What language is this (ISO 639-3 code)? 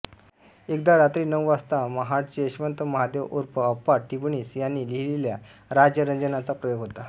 mar